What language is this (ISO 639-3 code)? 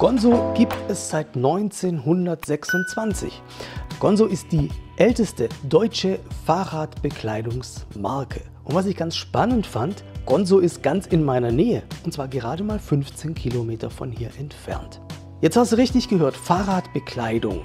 deu